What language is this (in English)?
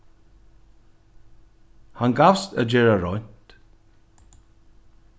Faroese